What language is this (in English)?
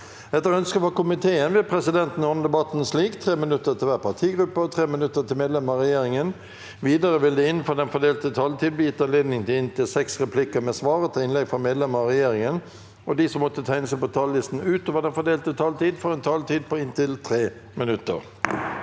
Norwegian